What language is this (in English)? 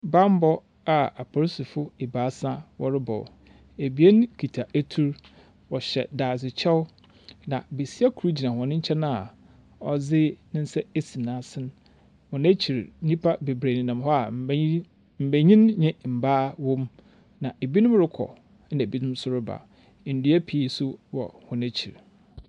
Akan